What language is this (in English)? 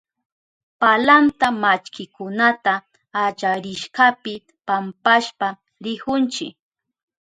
Southern Pastaza Quechua